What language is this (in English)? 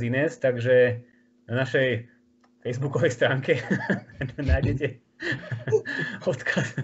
Slovak